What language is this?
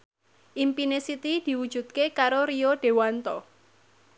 Javanese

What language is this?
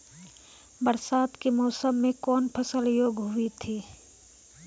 Maithili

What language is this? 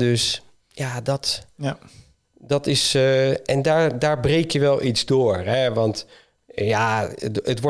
Dutch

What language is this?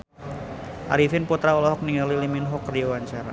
Sundanese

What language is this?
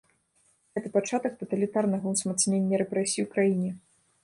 Belarusian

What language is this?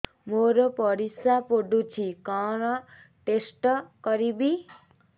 Odia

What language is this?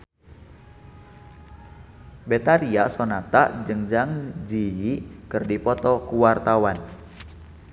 Sundanese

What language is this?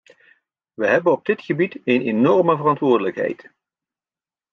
Dutch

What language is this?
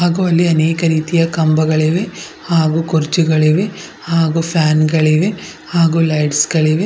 Kannada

